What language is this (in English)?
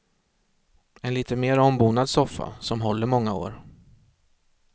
Swedish